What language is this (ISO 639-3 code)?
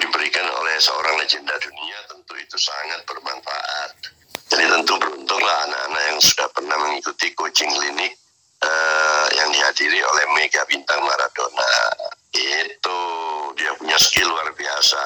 ind